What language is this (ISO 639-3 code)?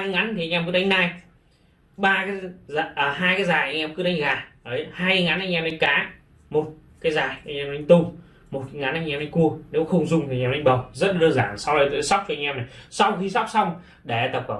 vie